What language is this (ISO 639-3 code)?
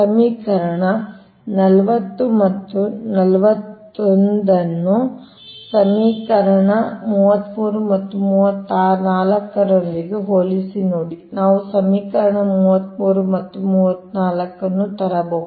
kan